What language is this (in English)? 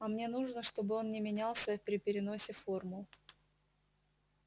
Russian